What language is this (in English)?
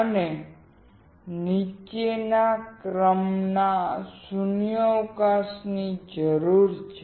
Gujarati